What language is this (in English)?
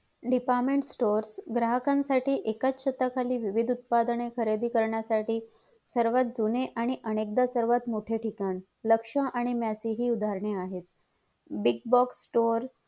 Marathi